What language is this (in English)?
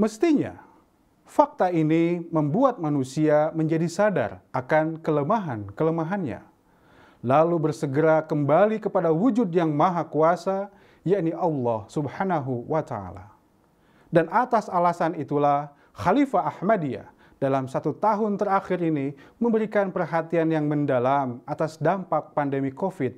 Indonesian